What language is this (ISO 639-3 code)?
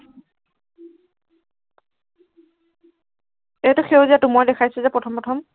asm